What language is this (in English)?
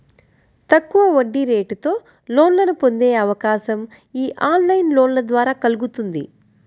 Telugu